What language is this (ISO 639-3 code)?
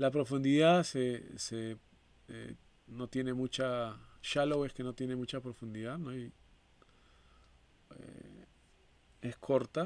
spa